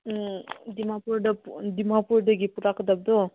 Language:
Manipuri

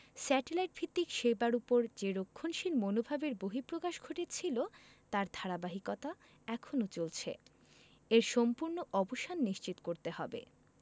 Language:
Bangla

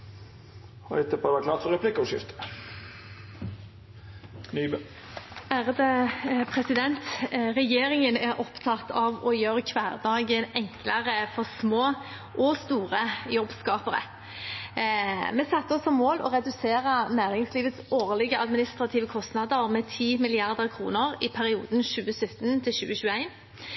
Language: Norwegian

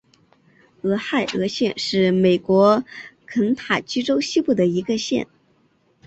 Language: Chinese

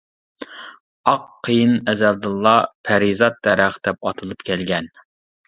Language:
Uyghur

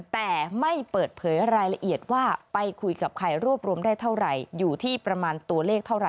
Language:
Thai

